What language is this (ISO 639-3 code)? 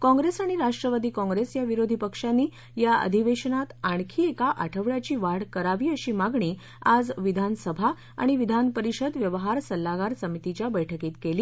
mar